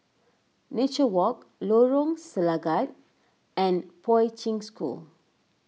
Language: English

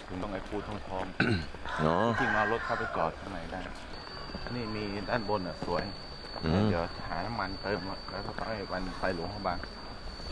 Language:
Thai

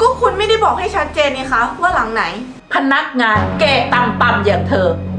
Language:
Thai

